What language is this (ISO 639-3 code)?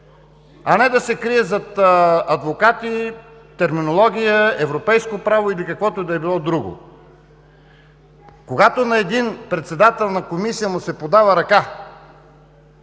bul